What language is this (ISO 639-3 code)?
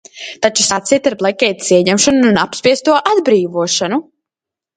lav